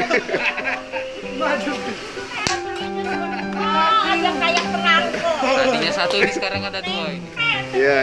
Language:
Indonesian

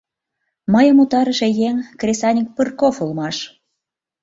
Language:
Mari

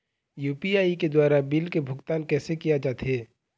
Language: Chhattisgarhi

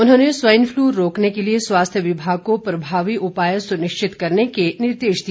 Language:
Hindi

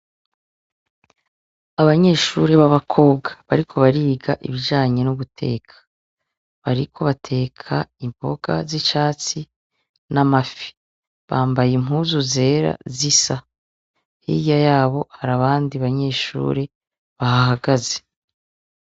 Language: Rundi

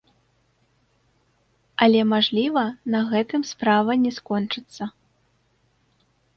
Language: Belarusian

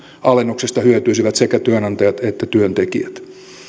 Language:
Finnish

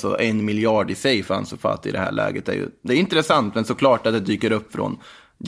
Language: Swedish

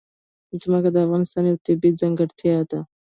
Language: Pashto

